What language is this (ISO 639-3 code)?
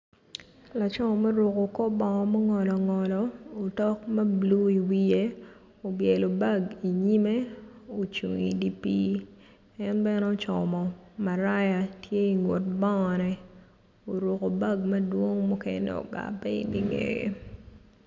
ach